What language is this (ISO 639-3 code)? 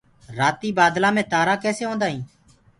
ggg